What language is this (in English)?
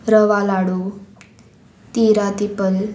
Konkani